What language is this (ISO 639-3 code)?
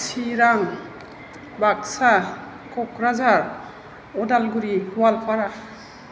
brx